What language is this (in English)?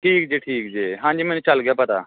Punjabi